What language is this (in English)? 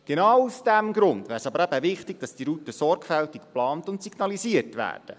Swiss German